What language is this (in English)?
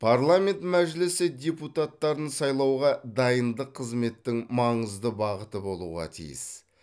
Kazakh